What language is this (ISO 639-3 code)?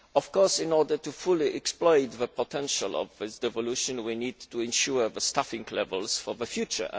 eng